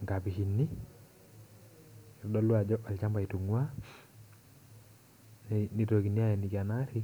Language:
Masai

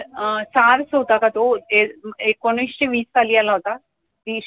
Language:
Marathi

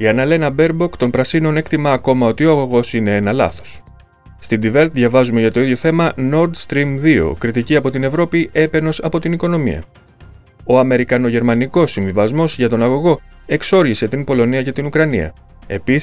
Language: Greek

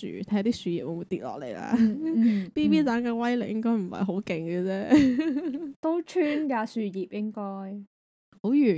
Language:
Chinese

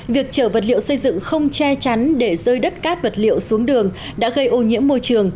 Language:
Vietnamese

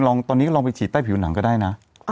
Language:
Thai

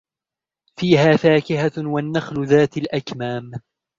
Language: Arabic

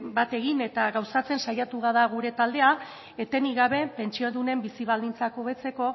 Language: Basque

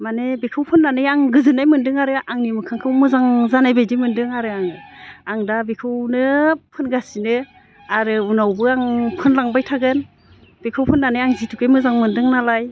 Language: Bodo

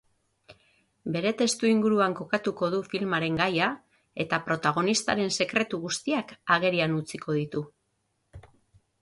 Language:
Basque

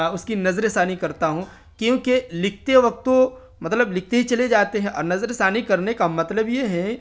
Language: Urdu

